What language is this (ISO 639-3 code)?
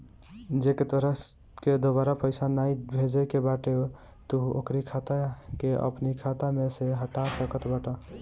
bho